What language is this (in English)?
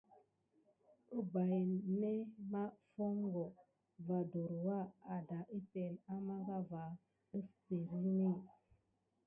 Gidar